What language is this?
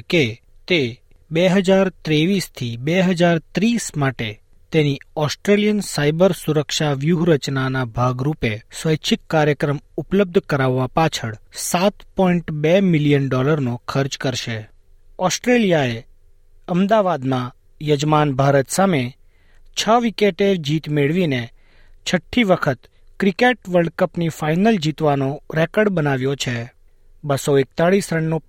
Gujarati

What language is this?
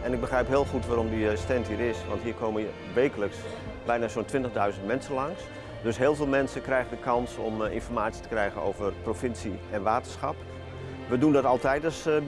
Dutch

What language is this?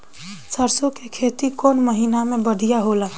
Bhojpuri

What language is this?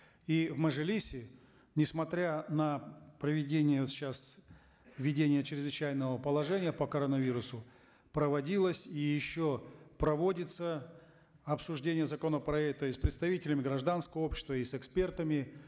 Kazakh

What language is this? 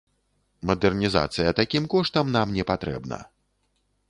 Belarusian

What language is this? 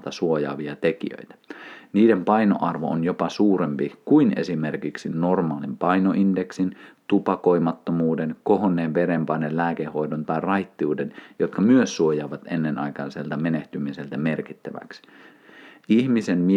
Finnish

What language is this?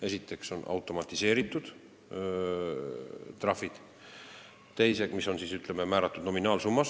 Estonian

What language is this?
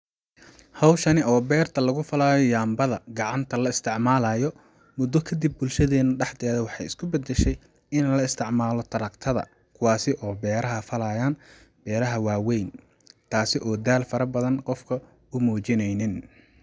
Somali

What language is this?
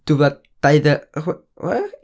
Welsh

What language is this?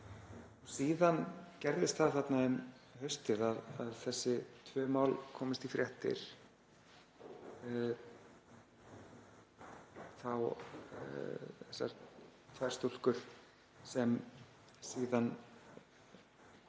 Icelandic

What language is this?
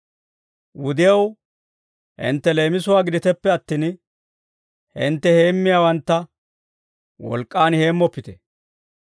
Dawro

